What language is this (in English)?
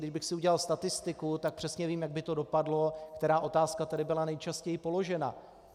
Czech